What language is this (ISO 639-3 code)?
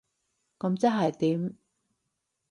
yue